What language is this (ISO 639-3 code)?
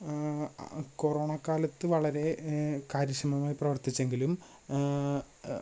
mal